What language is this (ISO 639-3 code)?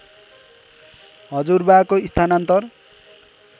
nep